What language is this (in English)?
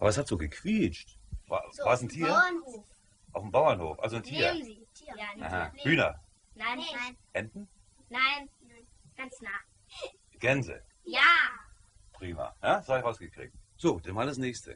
German